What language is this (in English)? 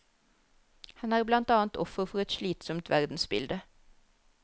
Norwegian